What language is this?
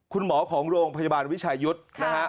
Thai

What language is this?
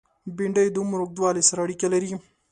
Pashto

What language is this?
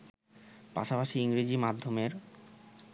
Bangla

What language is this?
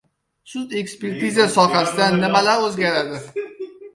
Uzbek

